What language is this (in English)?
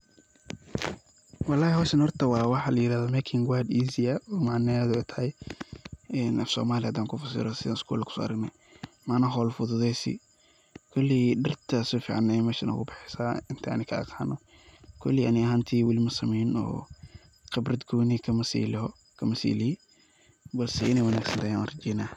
Somali